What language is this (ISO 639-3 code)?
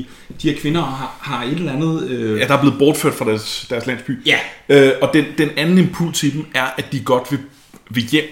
dan